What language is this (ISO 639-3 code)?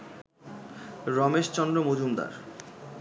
ben